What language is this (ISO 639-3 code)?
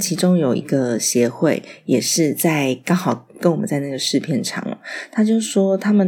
zho